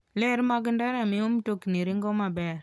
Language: Luo (Kenya and Tanzania)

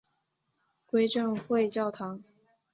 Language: Chinese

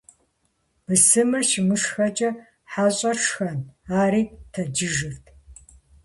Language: Kabardian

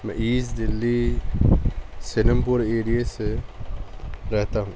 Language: Urdu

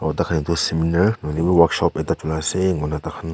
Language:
Naga Pidgin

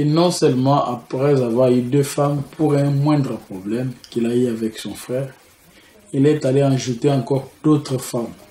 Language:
French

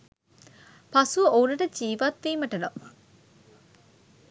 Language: Sinhala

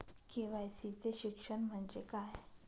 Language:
Marathi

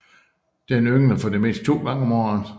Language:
Danish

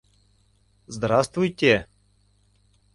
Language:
Mari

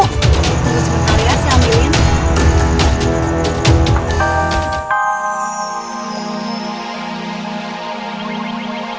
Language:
Indonesian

